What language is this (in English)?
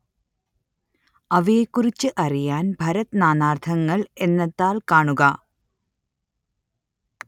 Malayalam